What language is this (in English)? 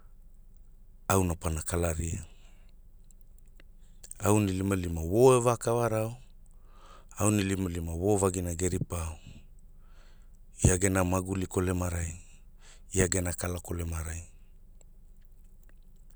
Hula